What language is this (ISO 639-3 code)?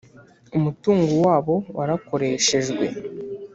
kin